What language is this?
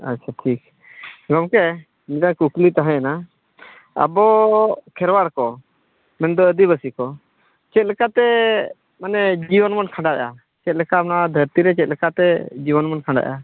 Santali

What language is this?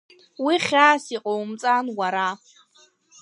Abkhazian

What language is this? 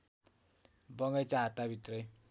Nepali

